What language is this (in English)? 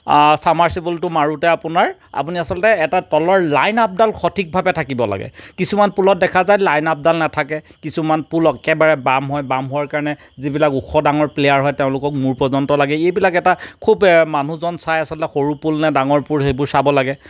Assamese